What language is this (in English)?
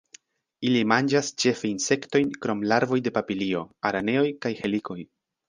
Esperanto